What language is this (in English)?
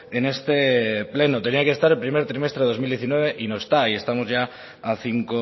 Spanish